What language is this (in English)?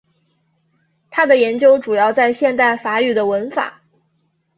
Chinese